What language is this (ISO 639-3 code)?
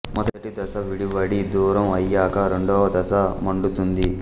tel